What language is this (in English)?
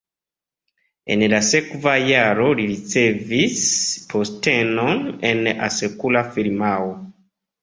Esperanto